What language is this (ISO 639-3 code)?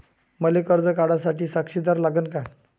mar